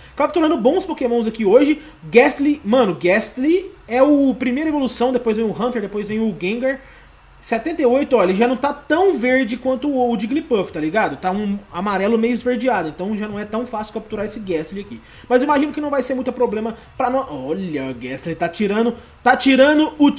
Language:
Portuguese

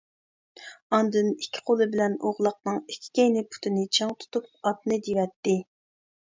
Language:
Uyghur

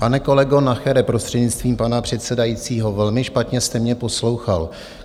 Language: Czech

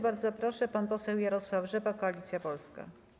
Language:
Polish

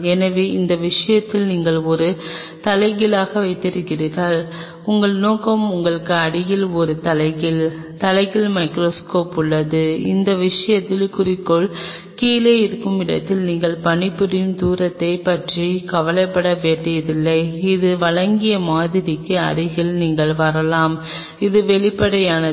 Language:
Tamil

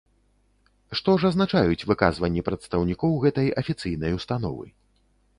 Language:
Belarusian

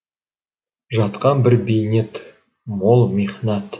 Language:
Kazakh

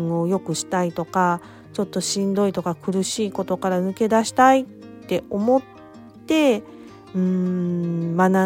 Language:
Japanese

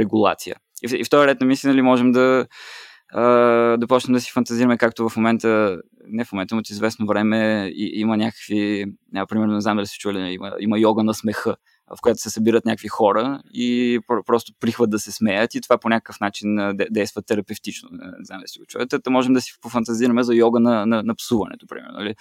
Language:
Bulgarian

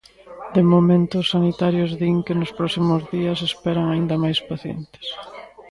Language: Galician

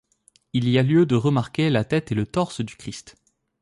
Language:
French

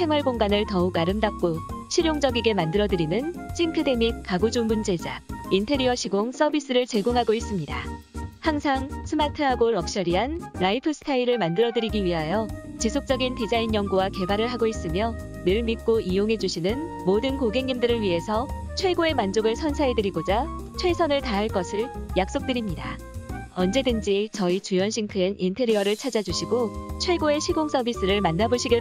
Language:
Korean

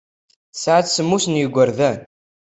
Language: Kabyle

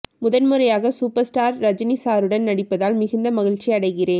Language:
Tamil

